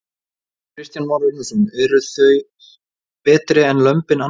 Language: Icelandic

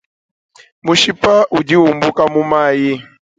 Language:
Luba-Lulua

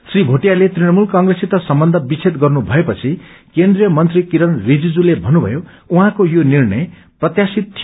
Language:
Nepali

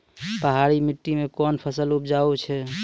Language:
Maithili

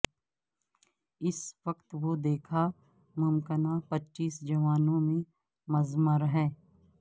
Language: Urdu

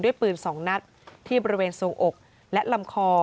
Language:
Thai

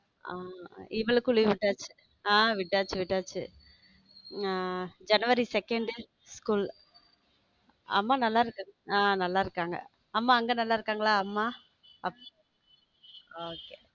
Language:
Tamil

